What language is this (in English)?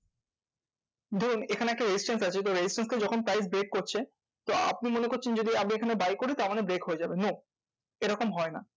Bangla